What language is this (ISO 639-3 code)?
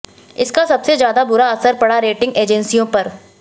hin